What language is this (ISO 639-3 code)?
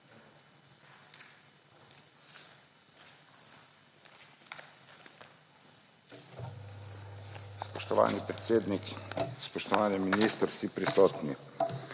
slv